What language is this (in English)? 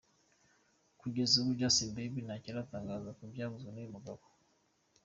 Kinyarwanda